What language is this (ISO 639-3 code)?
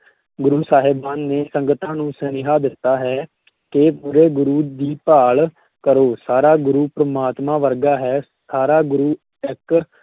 pan